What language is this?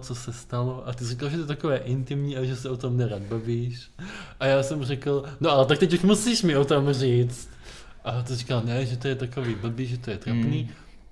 Czech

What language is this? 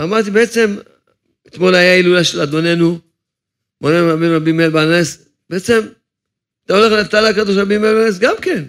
Hebrew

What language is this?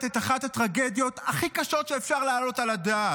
Hebrew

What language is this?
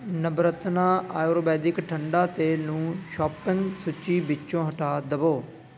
Punjabi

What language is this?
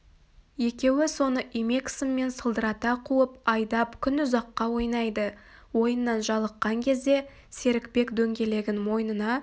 Kazakh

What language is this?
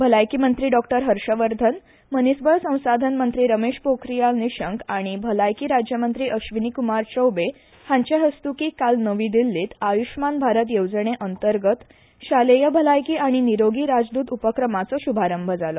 Konkani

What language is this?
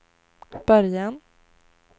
Swedish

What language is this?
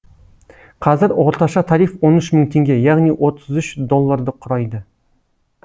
Kazakh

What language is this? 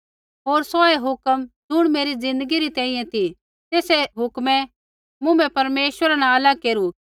Kullu Pahari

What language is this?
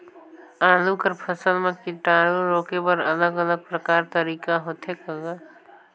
Chhattisgarhi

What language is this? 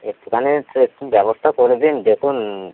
Bangla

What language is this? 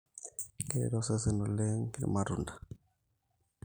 Masai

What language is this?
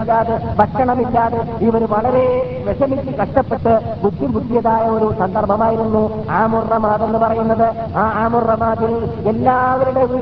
Malayalam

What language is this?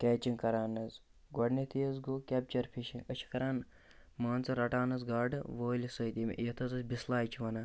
Kashmiri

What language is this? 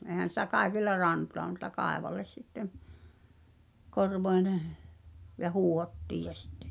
Finnish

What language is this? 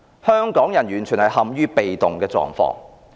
Cantonese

